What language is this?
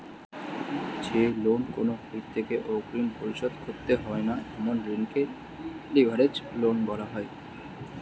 Bangla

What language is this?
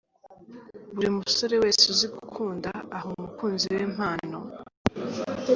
Kinyarwanda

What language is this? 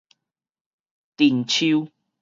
Min Nan Chinese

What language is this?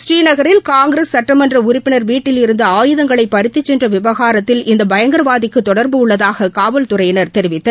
Tamil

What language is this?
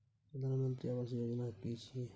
Maithili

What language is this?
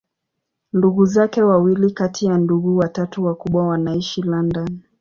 Swahili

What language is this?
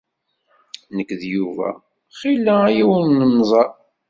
Kabyle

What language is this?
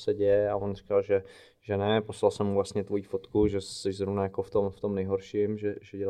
Czech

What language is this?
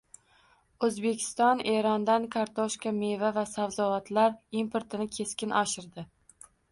Uzbek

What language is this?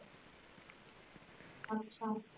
Punjabi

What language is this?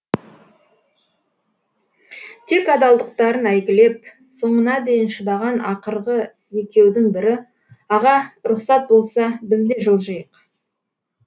Kazakh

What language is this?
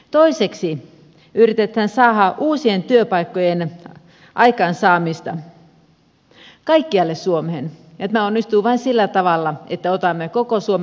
Finnish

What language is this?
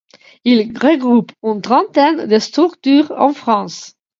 French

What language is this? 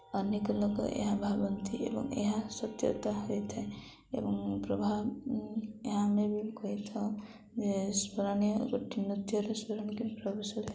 Odia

